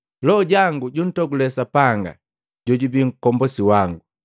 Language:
Matengo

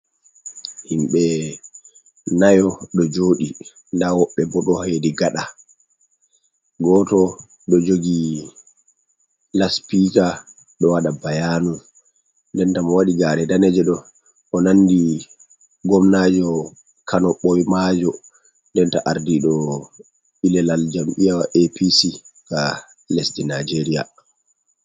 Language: Fula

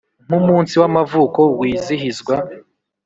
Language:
Kinyarwanda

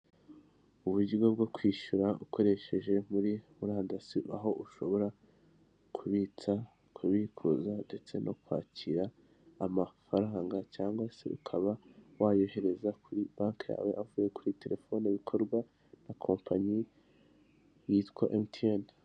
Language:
Kinyarwanda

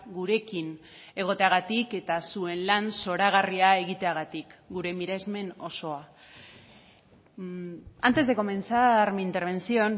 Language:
Basque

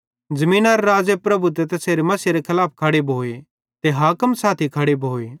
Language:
Bhadrawahi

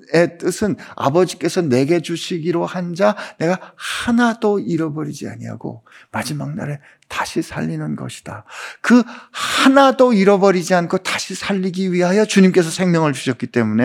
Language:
Korean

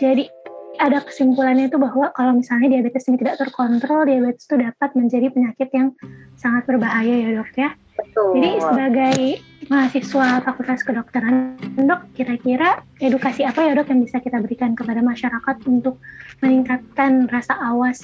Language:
Indonesian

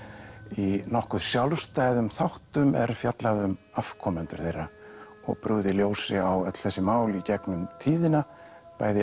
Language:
Icelandic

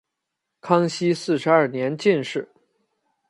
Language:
Chinese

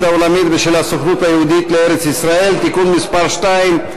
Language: Hebrew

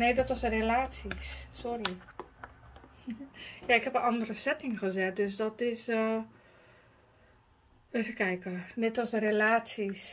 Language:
Dutch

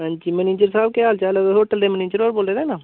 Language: Dogri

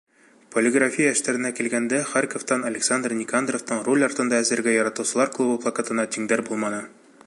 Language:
Bashkir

